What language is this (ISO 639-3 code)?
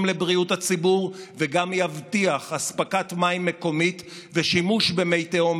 heb